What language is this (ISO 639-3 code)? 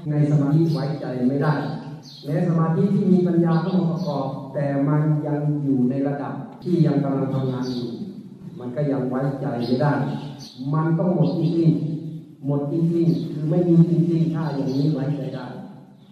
tha